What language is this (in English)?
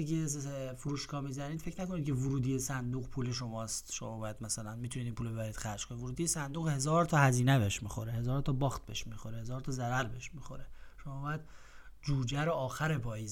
Persian